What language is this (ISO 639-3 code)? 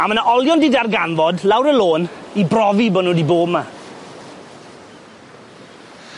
cym